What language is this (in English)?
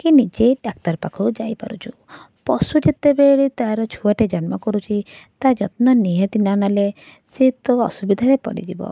Odia